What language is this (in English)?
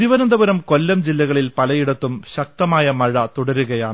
Malayalam